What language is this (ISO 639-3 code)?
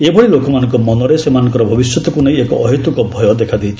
ori